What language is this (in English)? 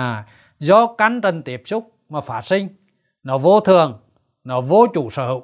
Vietnamese